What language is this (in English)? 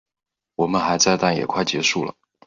Chinese